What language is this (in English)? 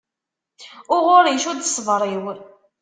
Kabyle